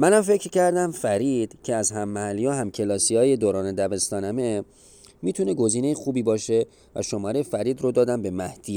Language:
Persian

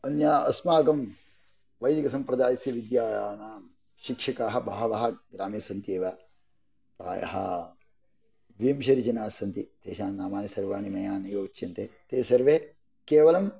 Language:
Sanskrit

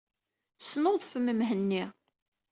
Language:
Kabyle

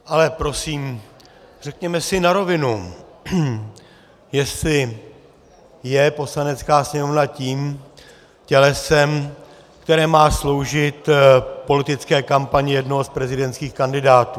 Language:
Czech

